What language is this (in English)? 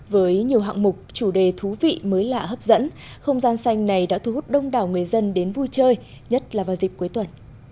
Vietnamese